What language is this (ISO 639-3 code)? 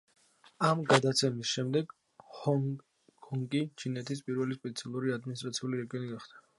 kat